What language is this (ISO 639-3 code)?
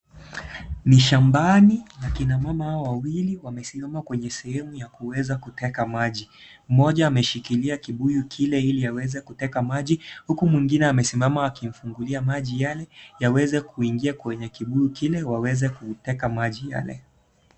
swa